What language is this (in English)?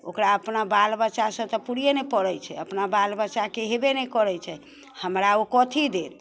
Maithili